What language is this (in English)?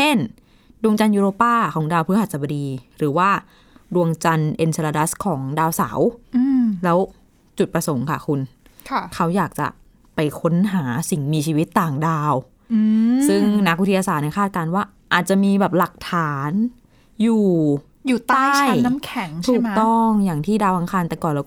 Thai